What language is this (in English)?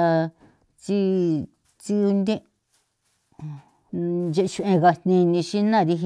San Felipe Otlaltepec Popoloca